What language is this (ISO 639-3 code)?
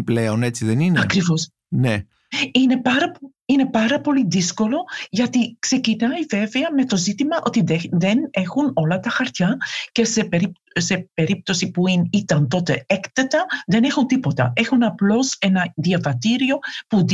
ell